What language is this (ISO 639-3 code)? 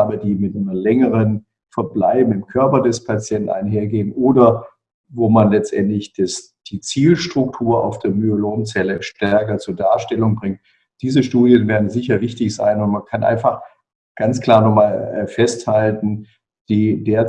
deu